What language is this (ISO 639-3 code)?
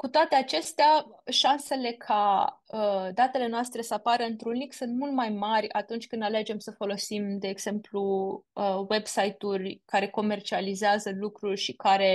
ron